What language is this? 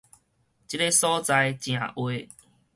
Min Nan Chinese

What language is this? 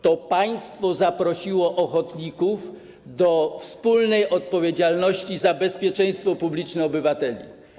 Polish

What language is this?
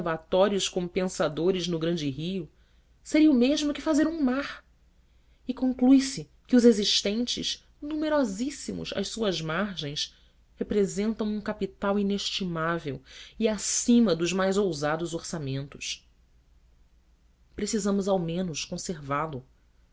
Portuguese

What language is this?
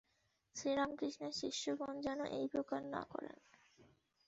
Bangla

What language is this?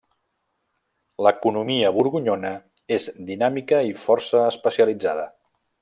Catalan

